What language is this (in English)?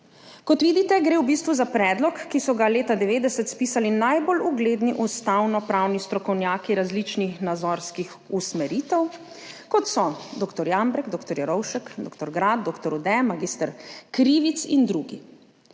Slovenian